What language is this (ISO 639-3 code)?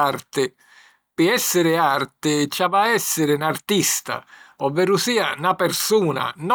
scn